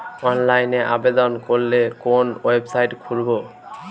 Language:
Bangla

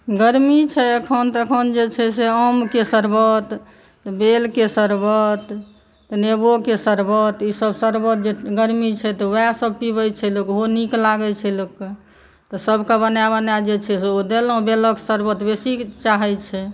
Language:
Maithili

